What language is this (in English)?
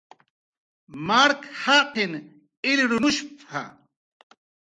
Jaqaru